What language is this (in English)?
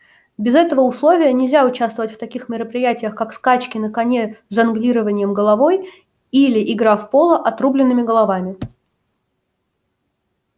Russian